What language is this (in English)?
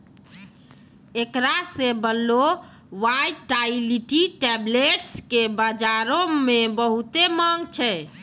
Maithili